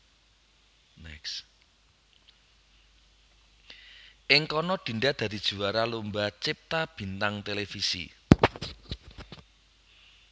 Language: Javanese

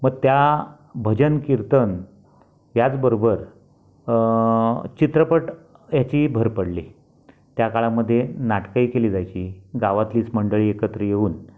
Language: Marathi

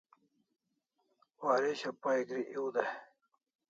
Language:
Kalasha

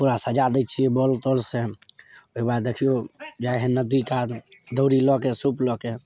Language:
Maithili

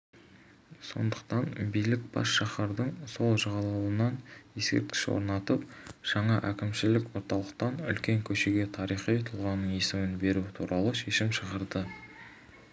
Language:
Kazakh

